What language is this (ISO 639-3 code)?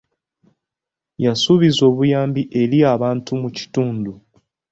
lug